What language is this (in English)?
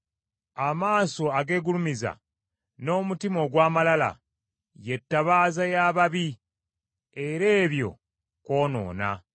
Ganda